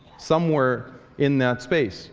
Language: English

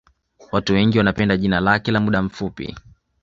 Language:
Swahili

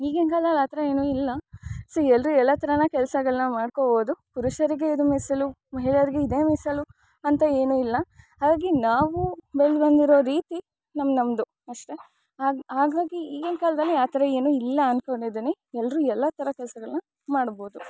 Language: Kannada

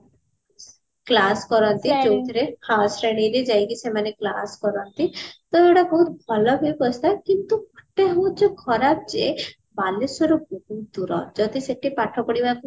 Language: Odia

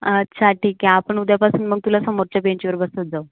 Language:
Marathi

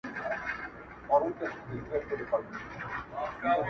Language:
Pashto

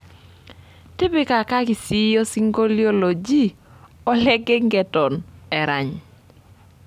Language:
Masai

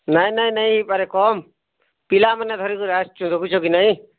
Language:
Odia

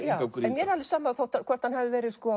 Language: Icelandic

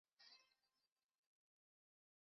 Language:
Chinese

